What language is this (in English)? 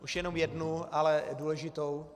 Czech